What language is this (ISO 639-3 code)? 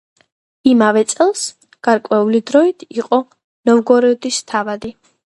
kat